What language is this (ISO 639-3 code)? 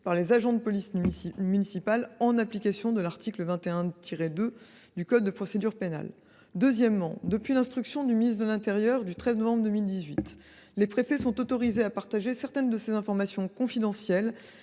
fra